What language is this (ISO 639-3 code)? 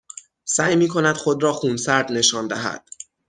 fas